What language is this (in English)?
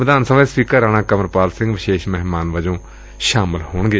Punjabi